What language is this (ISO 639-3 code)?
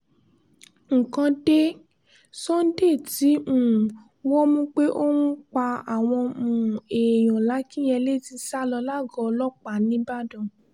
yor